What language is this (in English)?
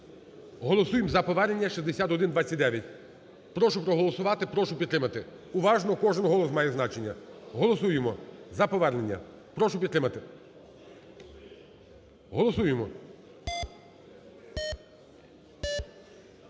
Ukrainian